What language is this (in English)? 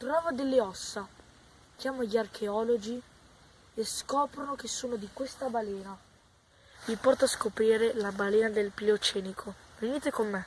Italian